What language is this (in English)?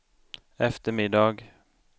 Swedish